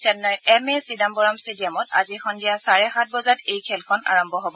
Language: Assamese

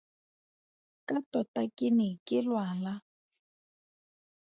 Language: Tswana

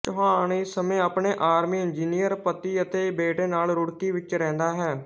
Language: Punjabi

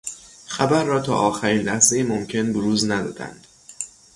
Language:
Persian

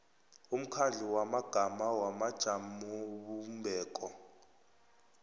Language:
South Ndebele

